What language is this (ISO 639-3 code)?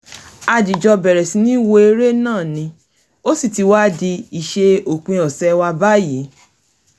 yor